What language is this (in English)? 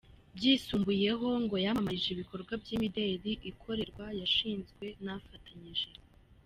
Kinyarwanda